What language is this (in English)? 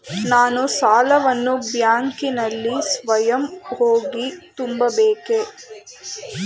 Kannada